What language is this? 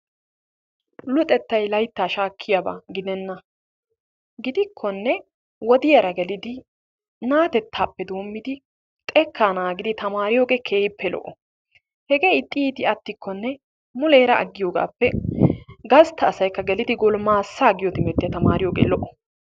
Wolaytta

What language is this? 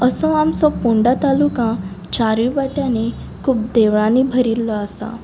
Konkani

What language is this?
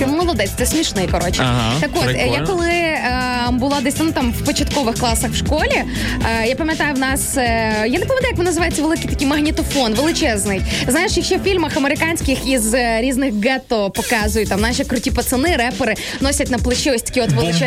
Ukrainian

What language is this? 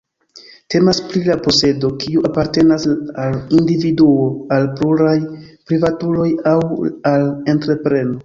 Esperanto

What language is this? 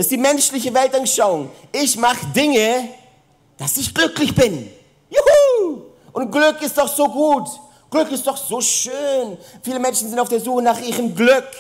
German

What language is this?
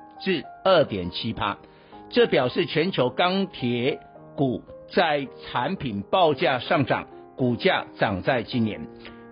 Chinese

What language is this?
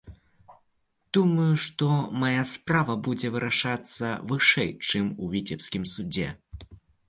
Belarusian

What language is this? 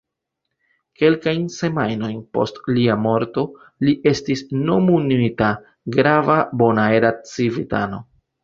Esperanto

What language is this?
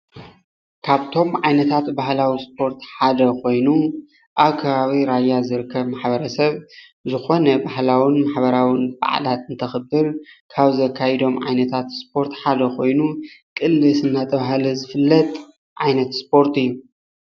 Tigrinya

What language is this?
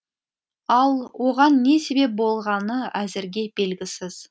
Kazakh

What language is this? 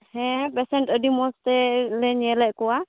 Santali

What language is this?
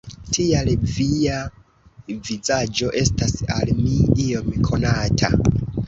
Esperanto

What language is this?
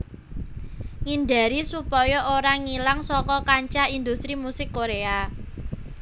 Javanese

